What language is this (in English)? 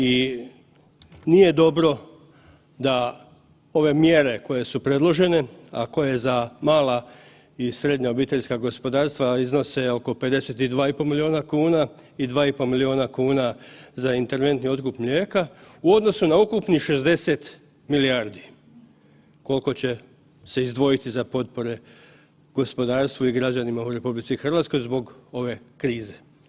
Croatian